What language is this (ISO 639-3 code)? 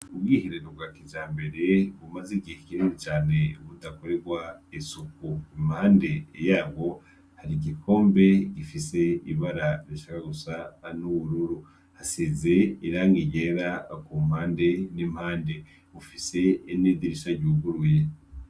run